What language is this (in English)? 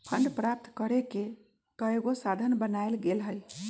Magahi